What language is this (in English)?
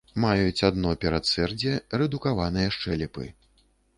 Belarusian